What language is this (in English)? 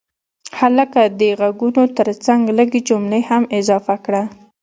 Pashto